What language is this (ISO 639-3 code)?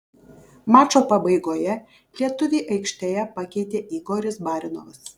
lit